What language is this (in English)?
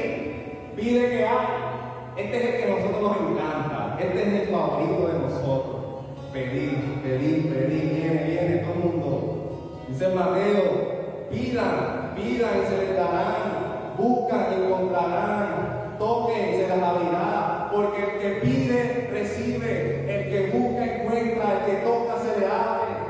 Spanish